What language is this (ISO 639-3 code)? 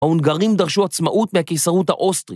heb